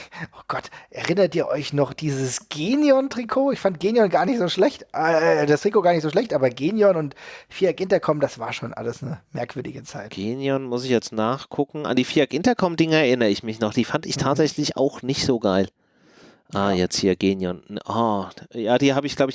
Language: German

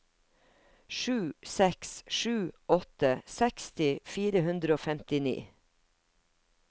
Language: Norwegian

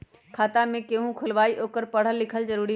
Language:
Magahi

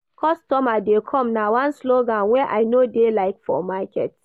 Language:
Nigerian Pidgin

